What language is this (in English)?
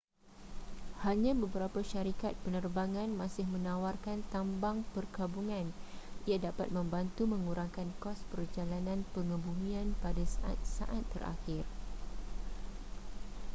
Malay